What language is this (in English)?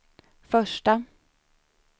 Swedish